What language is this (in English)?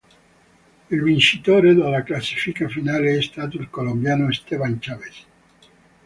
Italian